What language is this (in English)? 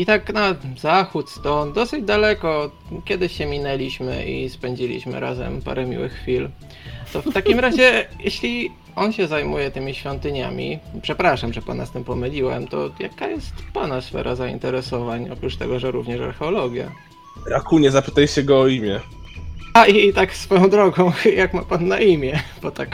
Polish